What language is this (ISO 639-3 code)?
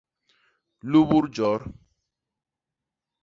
bas